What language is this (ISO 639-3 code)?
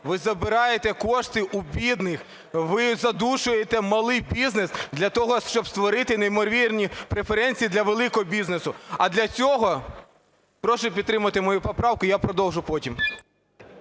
ukr